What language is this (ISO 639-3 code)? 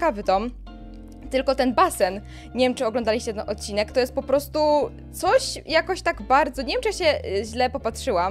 pol